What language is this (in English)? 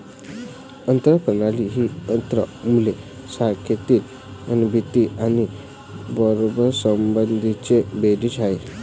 Marathi